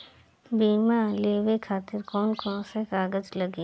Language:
Bhojpuri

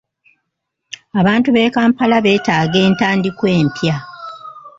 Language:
Ganda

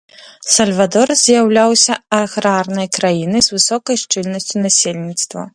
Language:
Belarusian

